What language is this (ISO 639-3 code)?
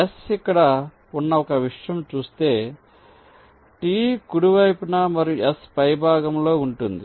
tel